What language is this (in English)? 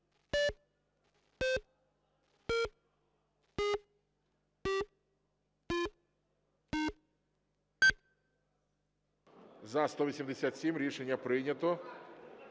Ukrainian